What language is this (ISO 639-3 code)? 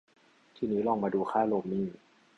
tha